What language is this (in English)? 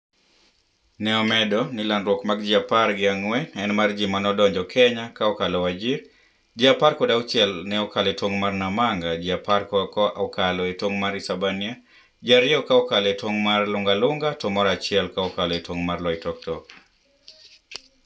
Luo (Kenya and Tanzania)